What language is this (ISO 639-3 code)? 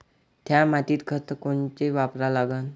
mar